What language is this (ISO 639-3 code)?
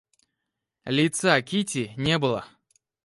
rus